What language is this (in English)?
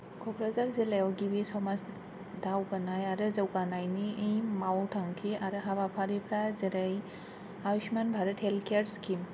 Bodo